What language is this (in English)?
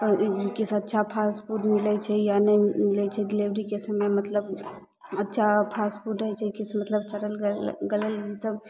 Maithili